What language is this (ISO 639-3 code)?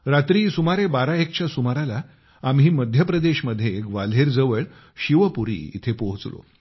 mar